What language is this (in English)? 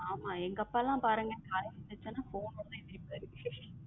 Tamil